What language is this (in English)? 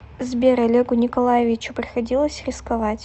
Russian